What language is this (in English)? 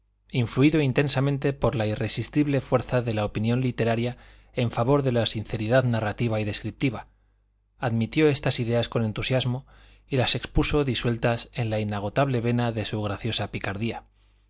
Spanish